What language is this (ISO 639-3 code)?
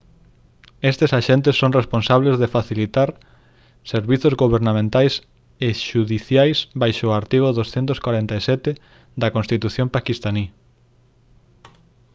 glg